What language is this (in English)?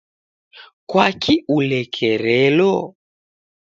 Taita